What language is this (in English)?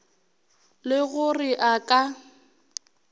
Northern Sotho